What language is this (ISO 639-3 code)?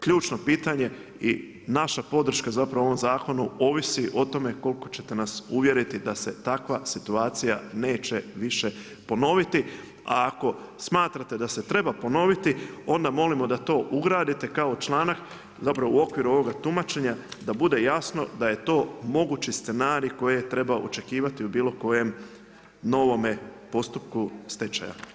hrv